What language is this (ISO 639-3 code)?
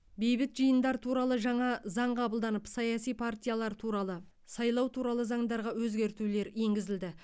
kaz